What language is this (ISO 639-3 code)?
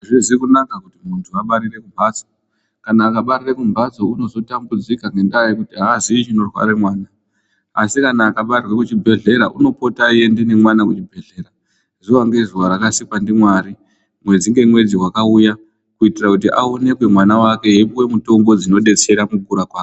ndc